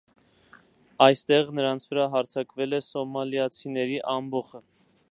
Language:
Armenian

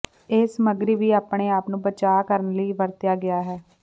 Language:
Punjabi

